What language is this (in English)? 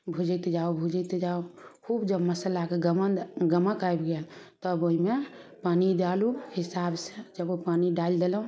Maithili